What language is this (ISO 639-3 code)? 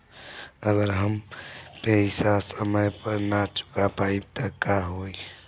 bho